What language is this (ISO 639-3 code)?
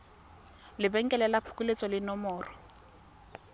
tsn